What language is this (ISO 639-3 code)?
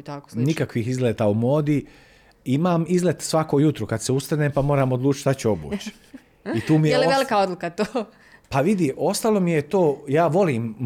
hrv